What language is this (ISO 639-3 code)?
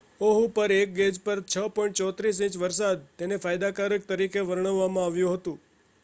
guj